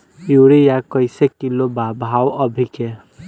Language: Bhojpuri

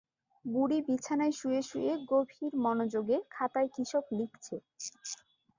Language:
Bangla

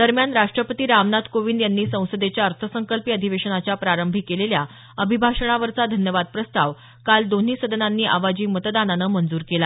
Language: Marathi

